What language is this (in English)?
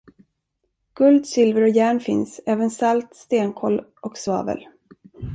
Swedish